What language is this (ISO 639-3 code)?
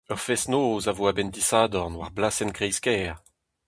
bre